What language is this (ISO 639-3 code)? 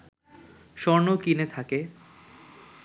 ben